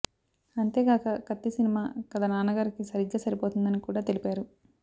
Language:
Telugu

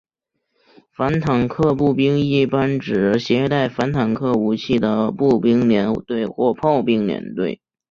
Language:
Chinese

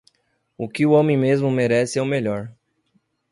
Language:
Portuguese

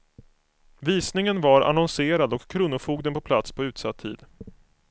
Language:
Swedish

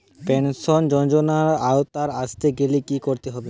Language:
Bangla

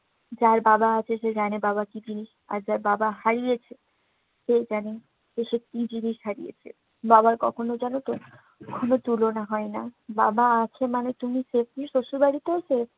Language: Bangla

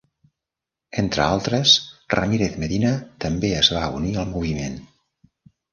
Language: Catalan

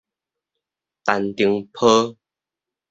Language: Min Nan Chinese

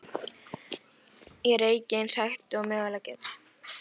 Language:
Icelandic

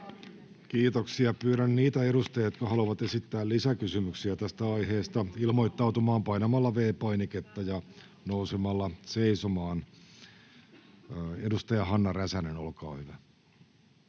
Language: Finnish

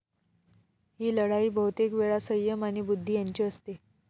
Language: Marathi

